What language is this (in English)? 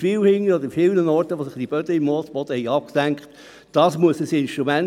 Swiss German